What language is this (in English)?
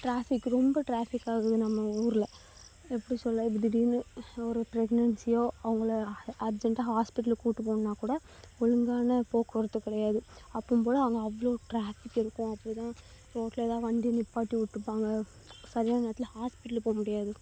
Tamil